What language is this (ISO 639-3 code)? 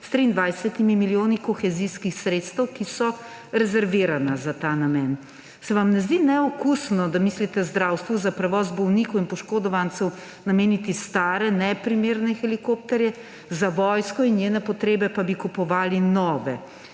slv